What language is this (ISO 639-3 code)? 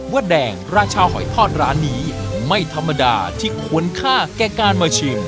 tha